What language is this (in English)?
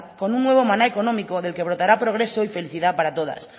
Spanish